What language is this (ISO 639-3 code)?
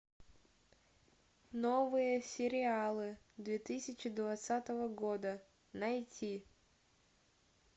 rus